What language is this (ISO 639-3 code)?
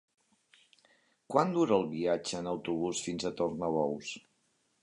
cat